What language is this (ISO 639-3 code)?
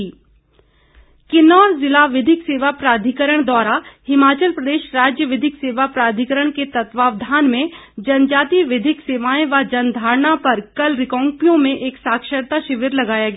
hin